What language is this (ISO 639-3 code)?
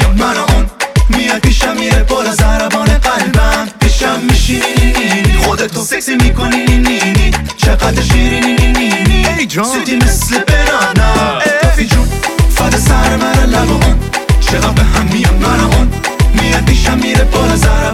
fas